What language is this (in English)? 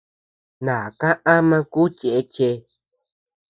Tepeuxila Cuicatec